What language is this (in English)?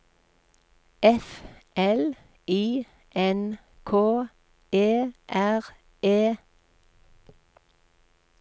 Norwegian